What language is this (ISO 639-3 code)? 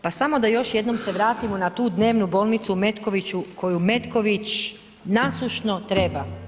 hrv